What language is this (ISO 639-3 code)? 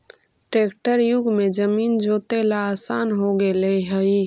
mag